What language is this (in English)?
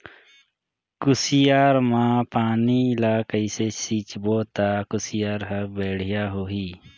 Chhattisgarhi